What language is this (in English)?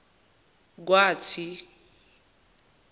Zulu